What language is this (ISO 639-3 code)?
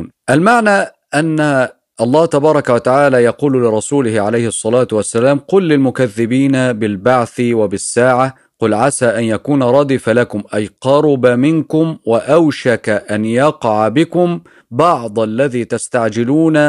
ara